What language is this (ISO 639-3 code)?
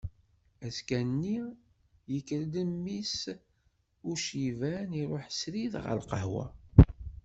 kab